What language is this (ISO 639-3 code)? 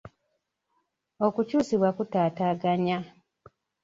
lug